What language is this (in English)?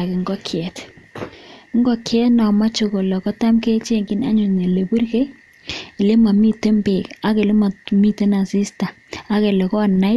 Kalenjin